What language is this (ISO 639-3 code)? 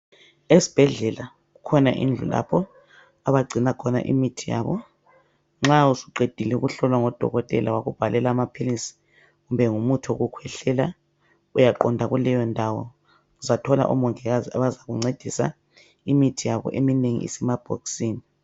nde